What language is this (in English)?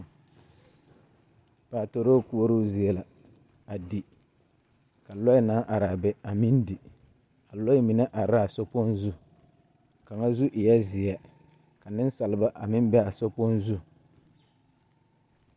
Southern Dagaare